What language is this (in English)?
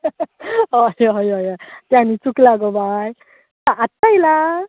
Konkani